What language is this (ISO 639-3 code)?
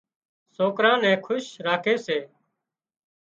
kxp